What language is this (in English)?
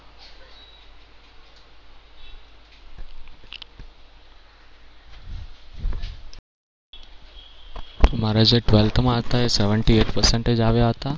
Gujarati